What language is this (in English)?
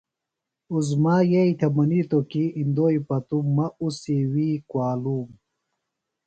Phalura